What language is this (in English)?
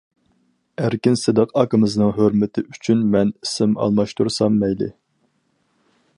Uyghur